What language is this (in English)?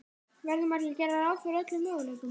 Icelandic